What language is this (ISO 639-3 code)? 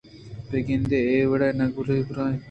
bgp